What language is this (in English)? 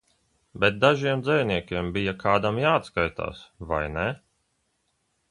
Latvian